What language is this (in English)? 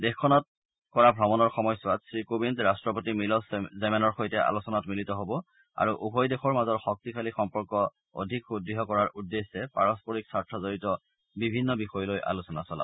Assamese